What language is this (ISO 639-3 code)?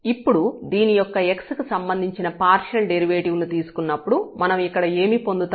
tel